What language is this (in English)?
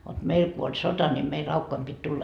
Finnish